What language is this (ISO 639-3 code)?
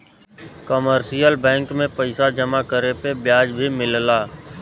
bho